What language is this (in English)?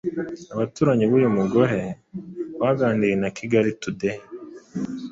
Kinyarwanda